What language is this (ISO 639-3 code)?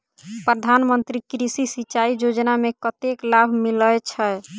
mai